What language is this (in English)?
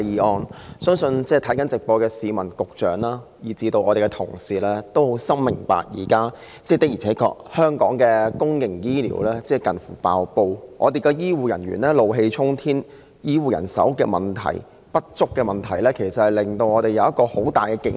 Cantonese